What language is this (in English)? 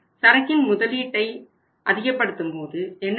Tamil